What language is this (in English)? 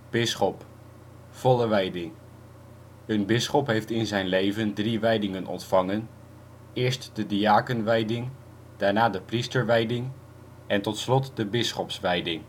Dutch